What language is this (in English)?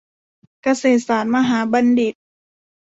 Thai